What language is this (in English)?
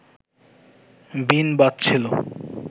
Bangla